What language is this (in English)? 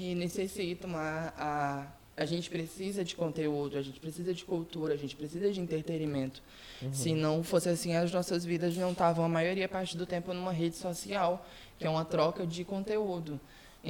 Portuguese